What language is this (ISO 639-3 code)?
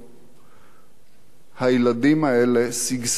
heb